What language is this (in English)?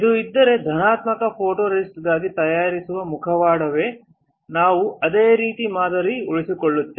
Kannada